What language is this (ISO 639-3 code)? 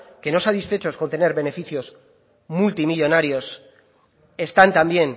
spa